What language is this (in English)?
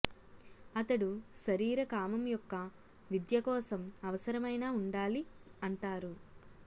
Telugu